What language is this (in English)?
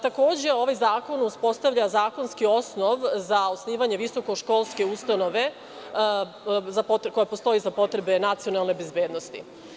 Serbian